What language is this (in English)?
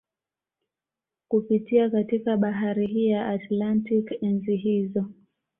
Swahili